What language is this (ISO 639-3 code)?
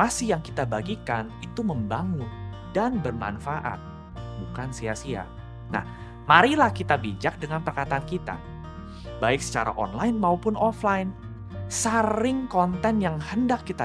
ind